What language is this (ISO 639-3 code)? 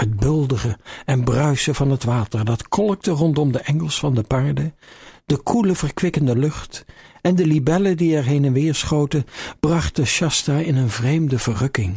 nld